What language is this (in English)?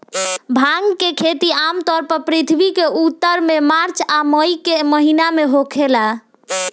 Bhojpuri